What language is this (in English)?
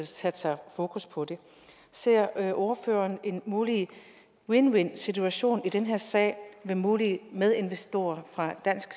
Danish